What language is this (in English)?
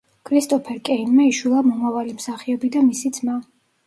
Georgian